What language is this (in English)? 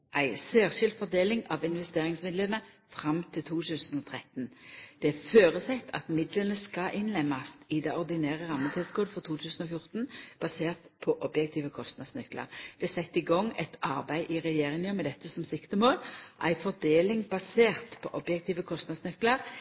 Norwegian Nynorsk